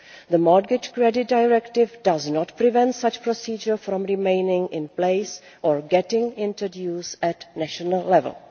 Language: English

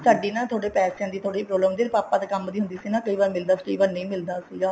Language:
Punjabi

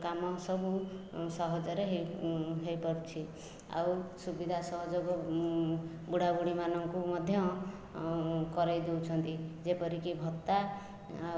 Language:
Odia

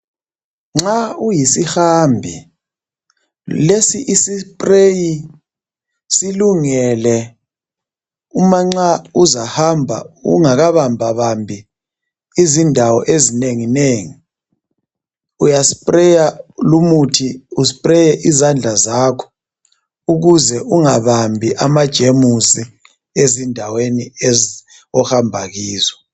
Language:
North Ndebele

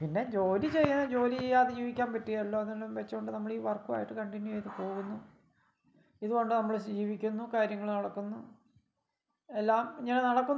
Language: Malayalam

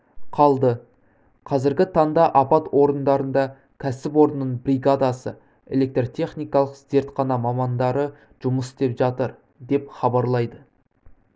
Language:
Kazakh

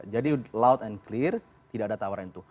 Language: Indonesian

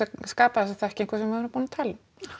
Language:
Icelandic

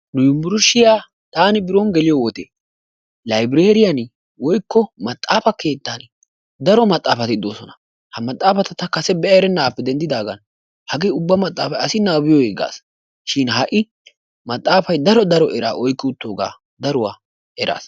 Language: Wolaytta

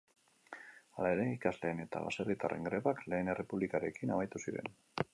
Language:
Basque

